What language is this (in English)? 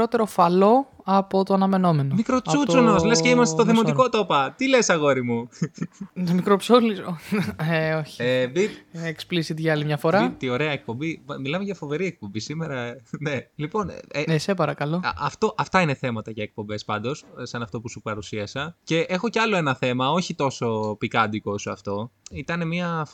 Greek